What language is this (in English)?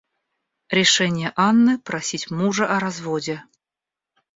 Russian